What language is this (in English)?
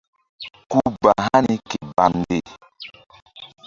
Mbum